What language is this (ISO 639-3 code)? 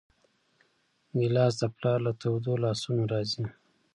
pus